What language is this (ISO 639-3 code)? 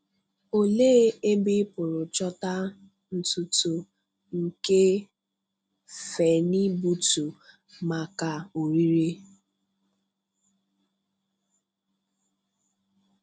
ibo